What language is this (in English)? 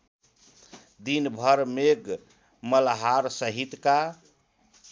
Nepali